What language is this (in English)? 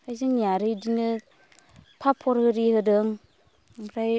Bodo